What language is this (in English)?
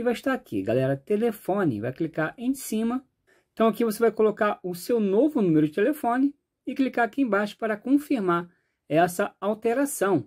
Portuguese